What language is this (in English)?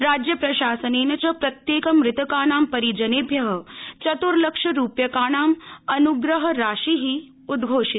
Sanskrit